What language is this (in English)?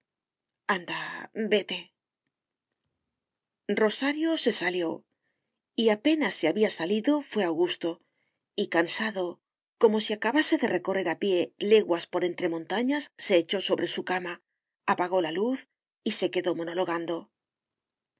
Spanish